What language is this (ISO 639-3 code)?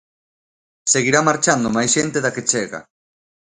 glg